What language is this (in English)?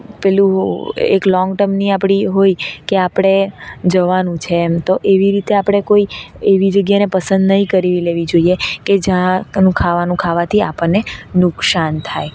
Gujarati